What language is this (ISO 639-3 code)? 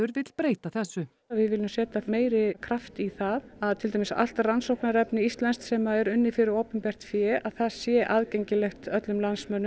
isl